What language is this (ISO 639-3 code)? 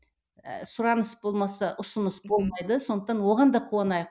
kaz